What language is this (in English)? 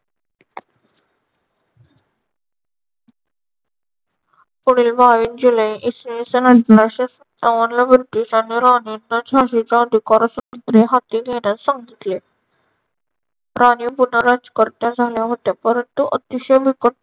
Marathi